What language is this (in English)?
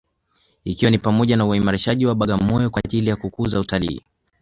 Swahili